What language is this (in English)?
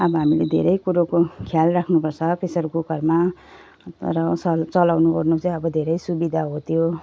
Nepali